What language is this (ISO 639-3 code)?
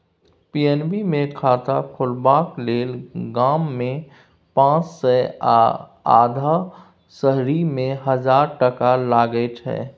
mai